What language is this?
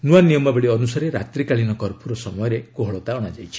Odia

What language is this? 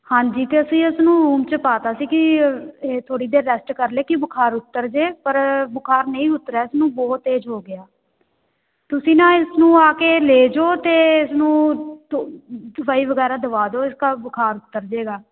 Punjabi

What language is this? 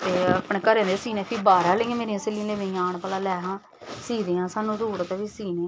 Dogri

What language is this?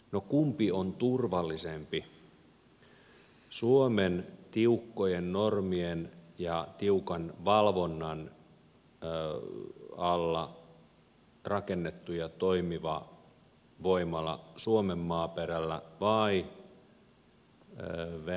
Finnish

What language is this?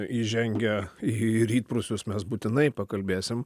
Lithuanian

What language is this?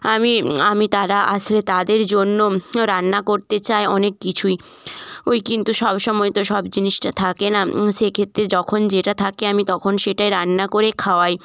Bangla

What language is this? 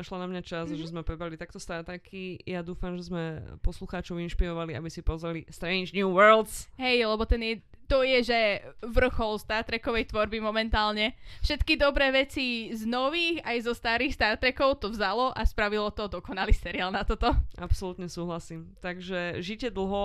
Slovak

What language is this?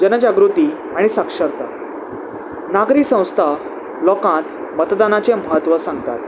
Konkani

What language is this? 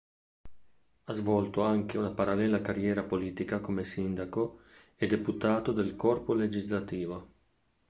Italian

